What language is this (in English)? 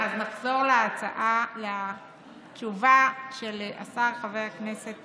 Hebrew